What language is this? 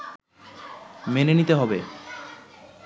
Bangla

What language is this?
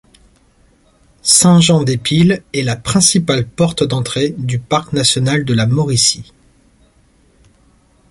French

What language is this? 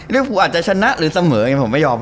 Thai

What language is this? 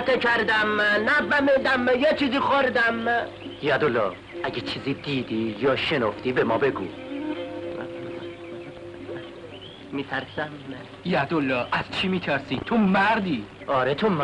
Persian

